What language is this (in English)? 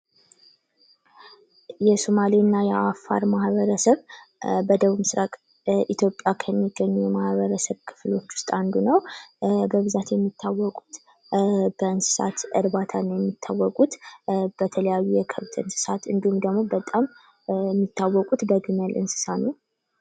Amharic